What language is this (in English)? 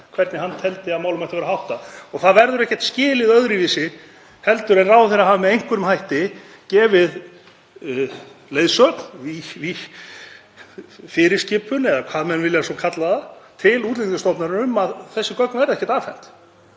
Icelandic